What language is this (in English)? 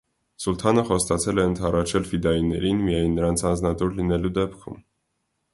Armenian